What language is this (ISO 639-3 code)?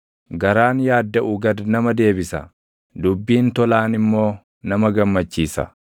orm